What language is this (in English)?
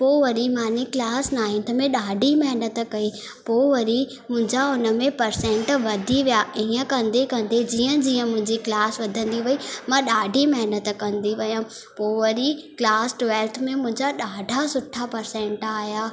Sindhi